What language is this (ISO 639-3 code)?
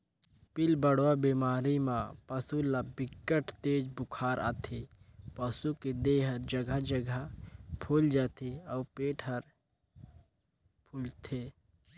hne